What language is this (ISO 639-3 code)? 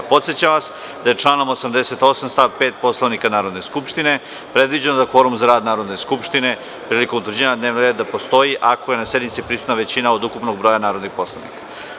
srp